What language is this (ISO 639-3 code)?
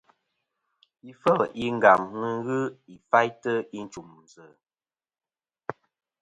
bkm